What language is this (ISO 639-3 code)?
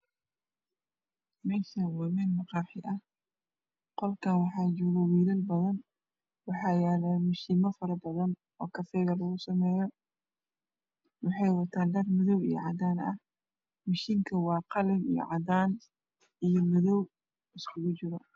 som